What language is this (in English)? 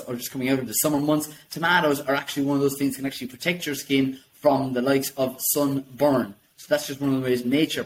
English